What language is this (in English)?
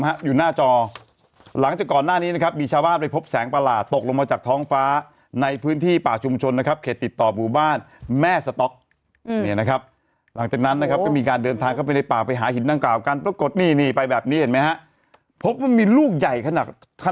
Thai